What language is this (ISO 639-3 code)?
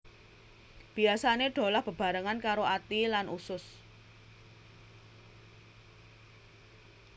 jav